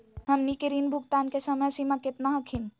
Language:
Magahi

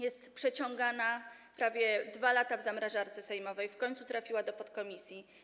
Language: Polish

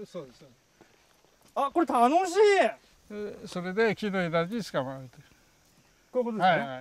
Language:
Japanese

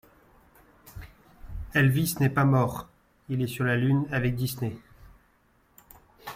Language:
French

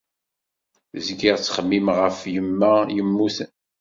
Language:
Kabyle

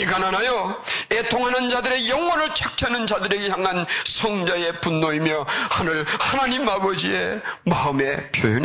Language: Korean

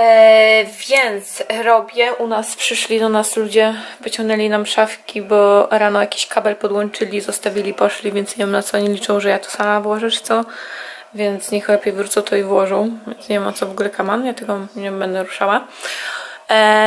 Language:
Polish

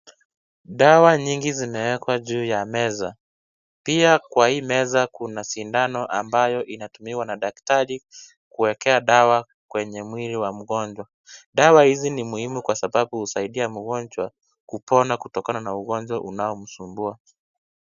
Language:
Swahili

